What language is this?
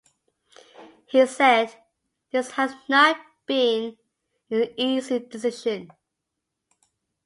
English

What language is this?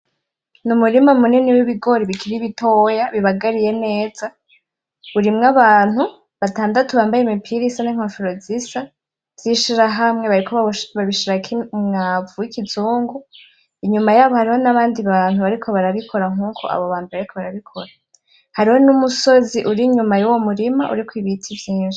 Rundi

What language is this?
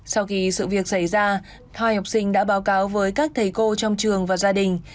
Vietnamese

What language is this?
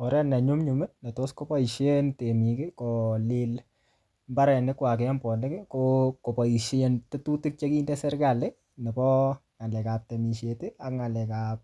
Kalenjin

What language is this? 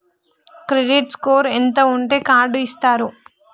Telugu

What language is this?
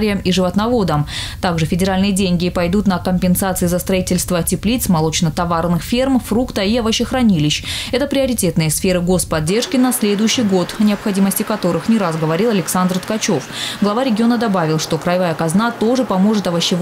Russian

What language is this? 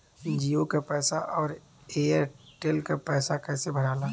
Bhojpuri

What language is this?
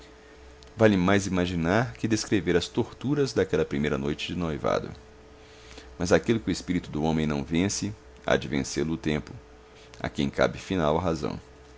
Portuguese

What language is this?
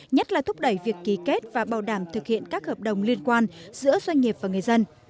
Vietnamese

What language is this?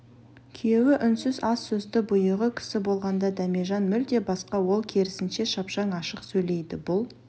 Kazakh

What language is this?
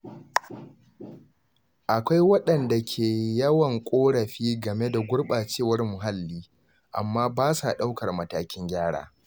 Hausa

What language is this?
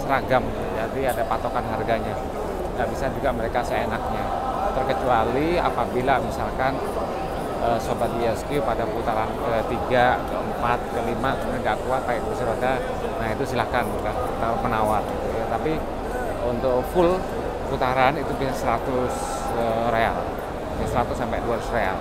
Indonesian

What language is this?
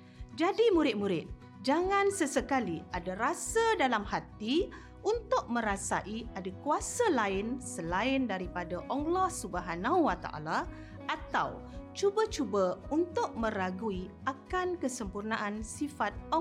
Malay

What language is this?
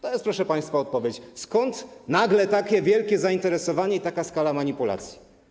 Polish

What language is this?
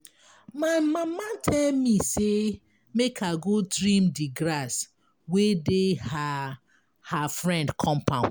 Nigerian Pidgin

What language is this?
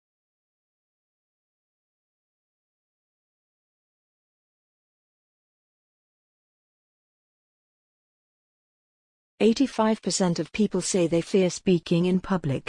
English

